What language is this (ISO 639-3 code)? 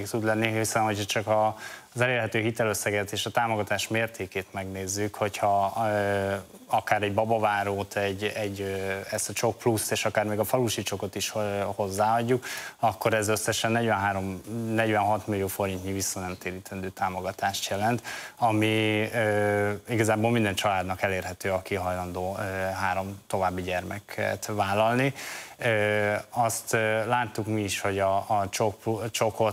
hun